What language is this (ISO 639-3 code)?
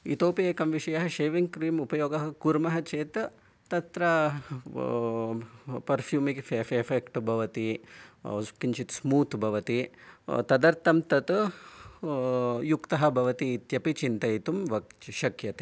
san